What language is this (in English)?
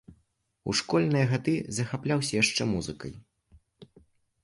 Belarusian